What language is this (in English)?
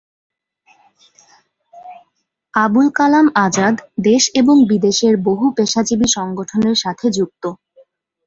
Bangla